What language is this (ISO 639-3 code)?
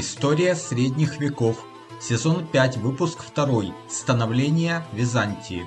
rus